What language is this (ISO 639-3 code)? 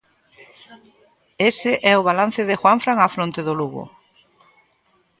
glg